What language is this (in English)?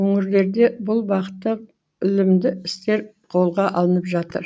Kazakh